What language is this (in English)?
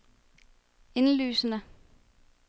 Danish